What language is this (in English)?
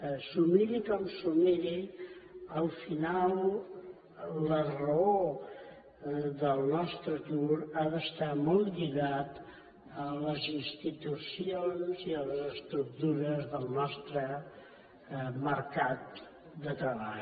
Catalan